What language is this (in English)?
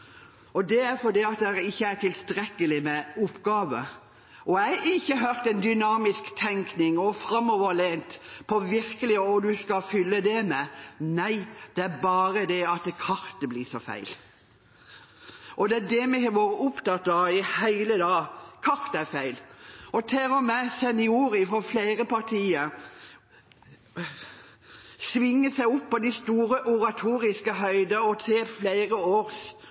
Norwegian Bokmål